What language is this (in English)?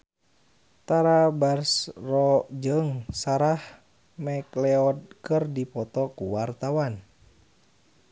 Sundanese